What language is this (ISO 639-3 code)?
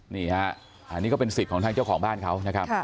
tha